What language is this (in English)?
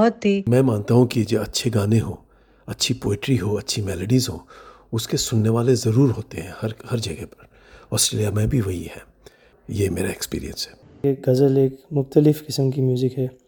Urdu